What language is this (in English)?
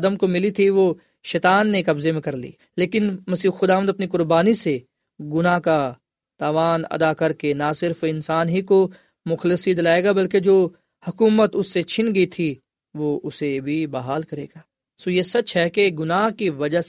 Urdu